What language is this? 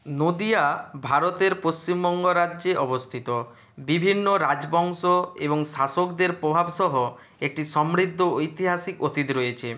Bangla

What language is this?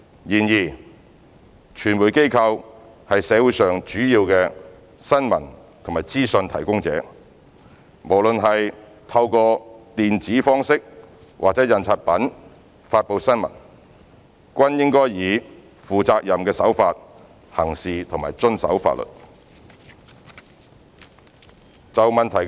Cantonese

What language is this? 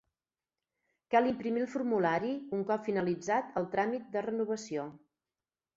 Catalan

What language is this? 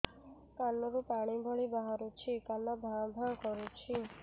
Odia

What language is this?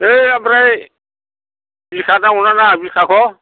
Bodo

